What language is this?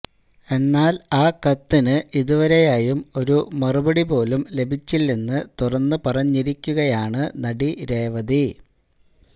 Malayalam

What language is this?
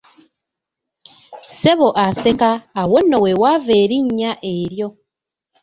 Ganda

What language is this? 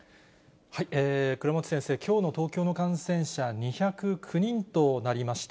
Japanese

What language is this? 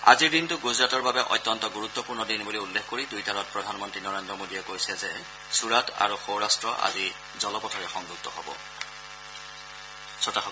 Assamese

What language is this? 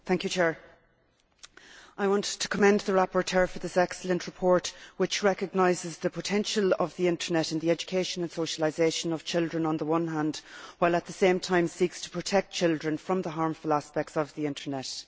English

